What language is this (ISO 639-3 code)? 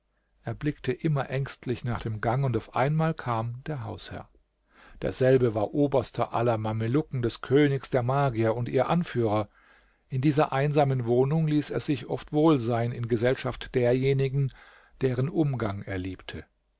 deu